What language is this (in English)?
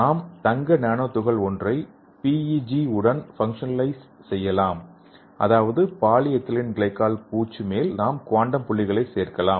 Tamil